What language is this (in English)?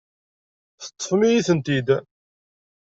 Kabyle